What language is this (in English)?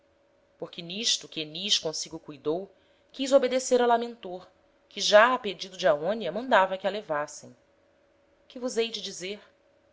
Portuguese